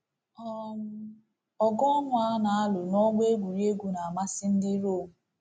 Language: Igbo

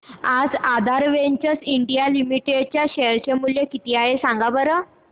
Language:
Marathi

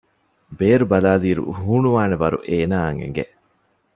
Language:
Divehi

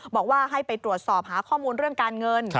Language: Thai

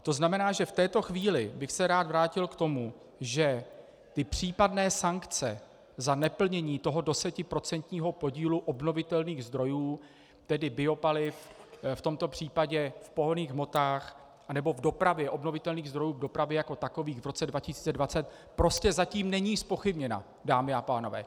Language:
Czech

